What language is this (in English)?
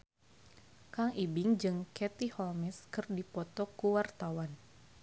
Sundanese